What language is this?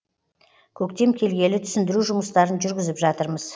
Kazakh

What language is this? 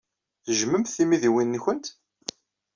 Kabyle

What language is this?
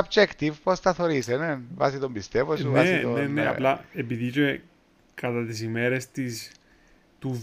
Greek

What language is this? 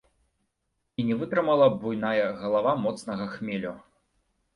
Belarusian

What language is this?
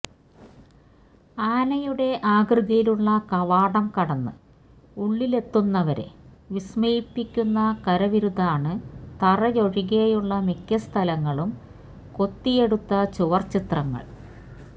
Malayalam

